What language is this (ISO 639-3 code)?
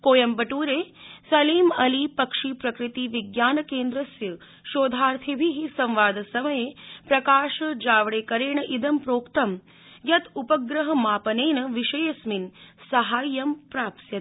san